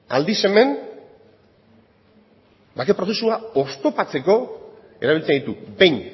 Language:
Basque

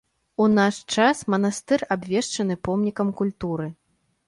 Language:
Belarusian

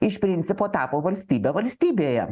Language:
Lithuanian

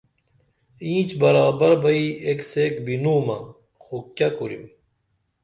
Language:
Dameli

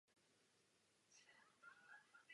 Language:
Czech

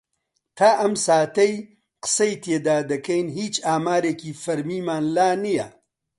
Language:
Central Kurdish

